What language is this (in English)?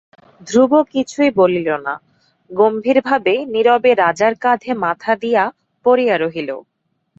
Bangla